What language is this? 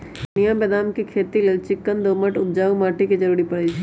Magahi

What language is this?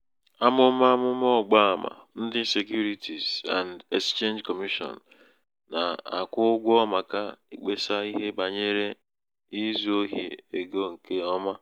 Igbo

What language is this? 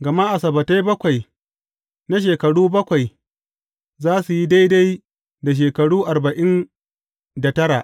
Hausa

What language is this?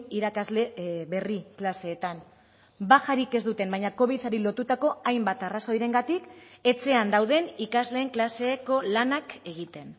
Basque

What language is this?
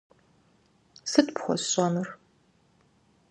Kabardian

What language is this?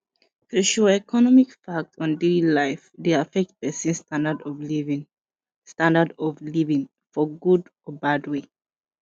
Nigerian Pidgin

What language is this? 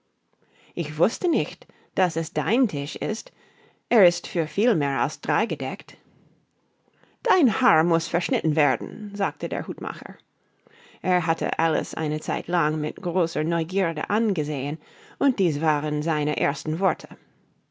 German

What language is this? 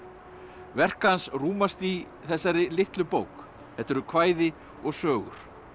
Icelandic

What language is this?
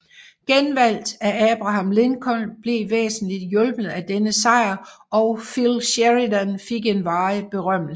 Danish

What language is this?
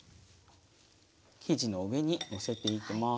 Japanese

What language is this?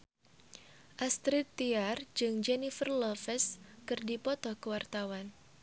Sundanese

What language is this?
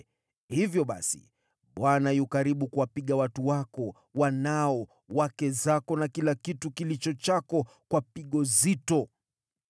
Swahili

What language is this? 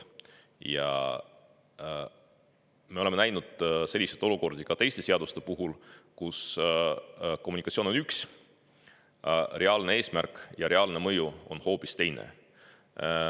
Estonian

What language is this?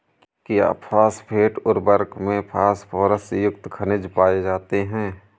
Hindi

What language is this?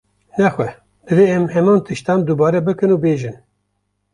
Kurdish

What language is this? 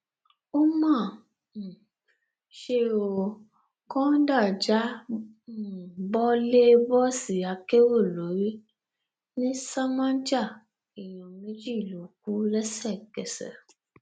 Yoruba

